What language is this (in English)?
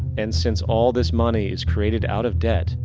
English